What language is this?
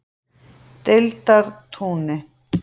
Icelandic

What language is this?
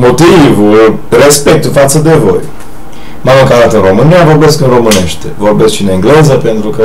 Romanian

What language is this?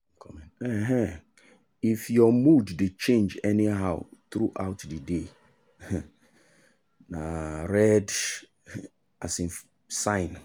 Nigerian Pidgin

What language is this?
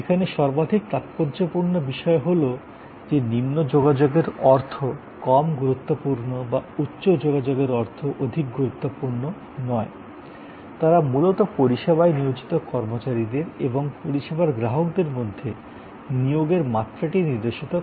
Bangla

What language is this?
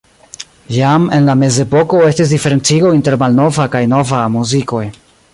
Esperanto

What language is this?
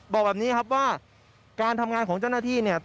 Thai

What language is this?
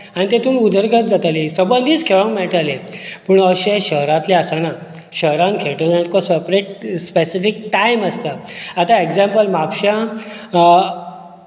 Konkani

